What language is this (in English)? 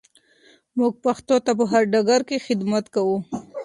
Pashto